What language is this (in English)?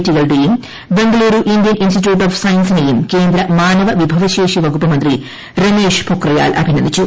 Malayalam